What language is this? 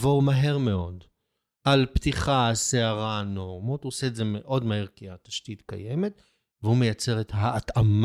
Hebrew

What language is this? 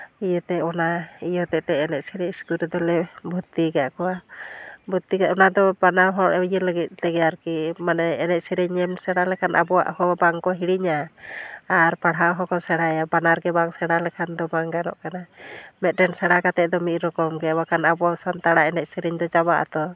Santali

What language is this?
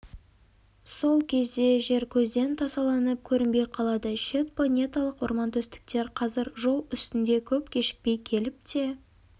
Kazakh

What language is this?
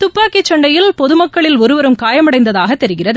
Tamil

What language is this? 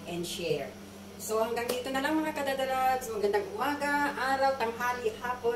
Filipino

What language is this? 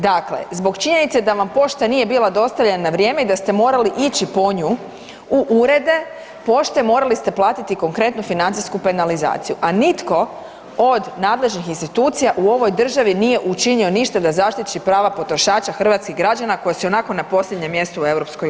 Croatian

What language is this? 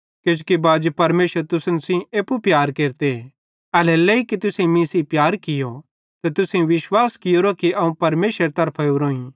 Bhadrawahi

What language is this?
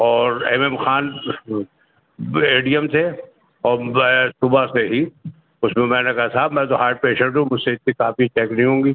Urdu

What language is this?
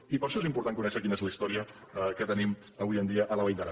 Catalan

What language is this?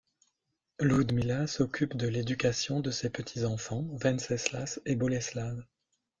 French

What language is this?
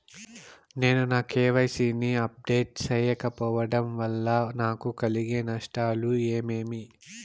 Telugu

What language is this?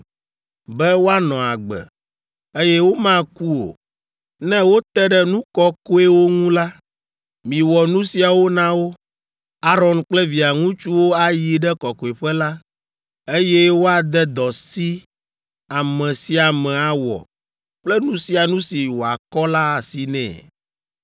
Ewe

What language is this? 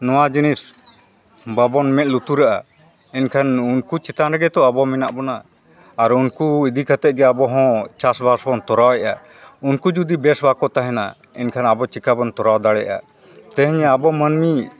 Santali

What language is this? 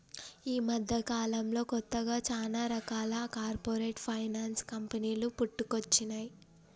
Telugu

